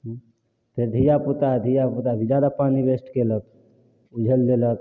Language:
Maithili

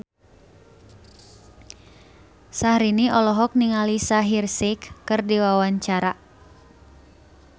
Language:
Sundanese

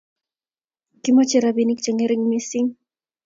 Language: Kalenjin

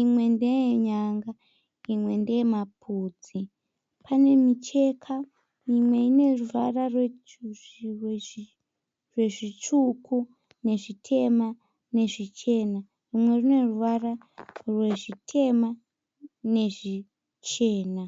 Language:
Shona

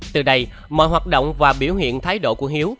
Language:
Vietnamese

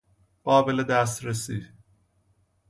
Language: Persian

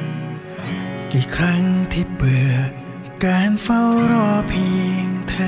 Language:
Thai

